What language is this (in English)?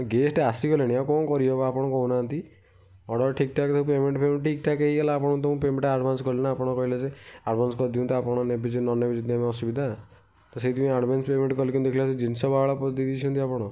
Odia